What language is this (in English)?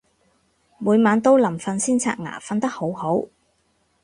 Cantonese